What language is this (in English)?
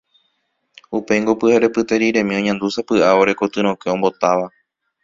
Guarani